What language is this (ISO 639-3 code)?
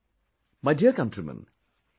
eng